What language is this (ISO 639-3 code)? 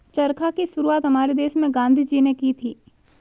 hin